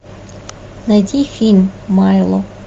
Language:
Russian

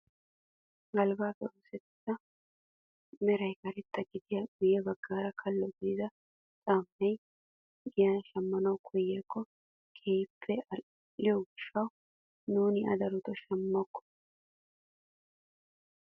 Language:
Wolaytta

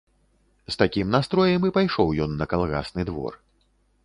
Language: Belarusian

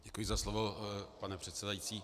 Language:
Czech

